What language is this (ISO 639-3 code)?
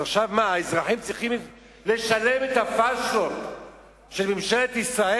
heb